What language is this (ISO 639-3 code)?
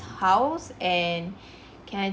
eng